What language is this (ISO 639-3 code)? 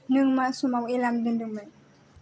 brx